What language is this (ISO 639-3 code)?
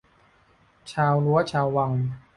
tha